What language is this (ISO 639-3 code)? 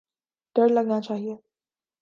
urd